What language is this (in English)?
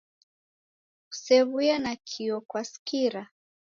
Taita